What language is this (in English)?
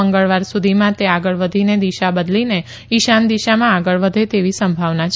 Gujarati